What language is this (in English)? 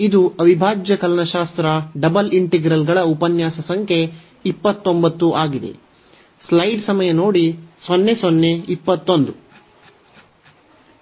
Kannada